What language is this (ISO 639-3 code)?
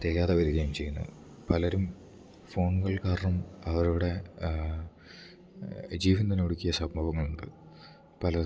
mal